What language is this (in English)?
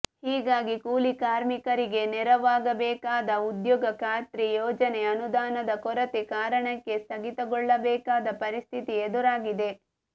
Kannada